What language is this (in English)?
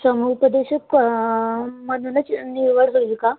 Marathi